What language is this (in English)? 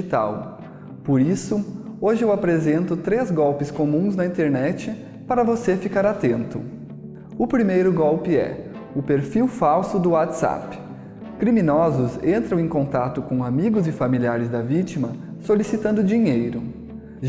Portuguese